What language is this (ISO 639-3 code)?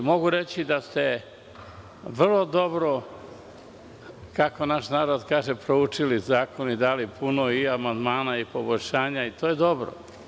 srp